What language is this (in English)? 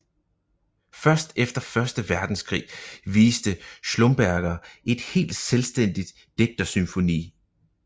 Danish